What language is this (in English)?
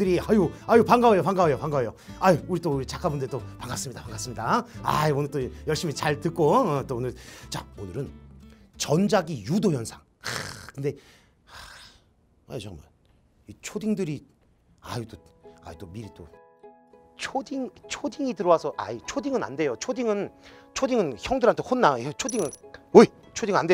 Korean